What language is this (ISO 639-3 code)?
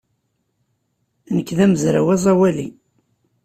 kab